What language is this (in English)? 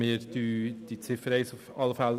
Swiss German